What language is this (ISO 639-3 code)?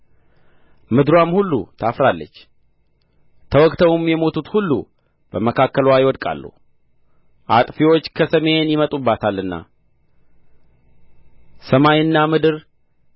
amh